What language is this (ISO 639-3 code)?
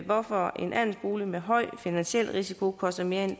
dan